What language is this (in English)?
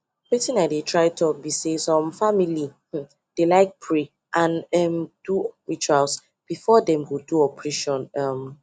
Nigerian Pidgin